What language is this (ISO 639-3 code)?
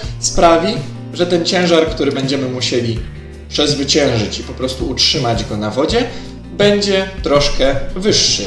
pol